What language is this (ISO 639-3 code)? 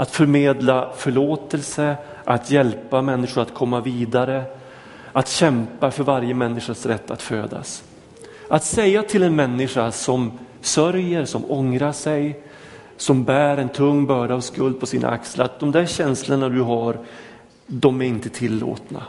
swe